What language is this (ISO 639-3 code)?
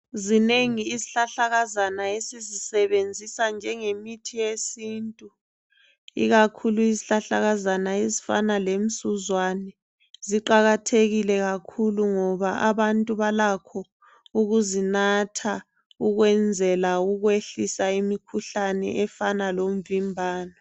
nde